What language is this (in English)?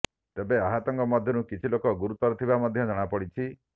Odia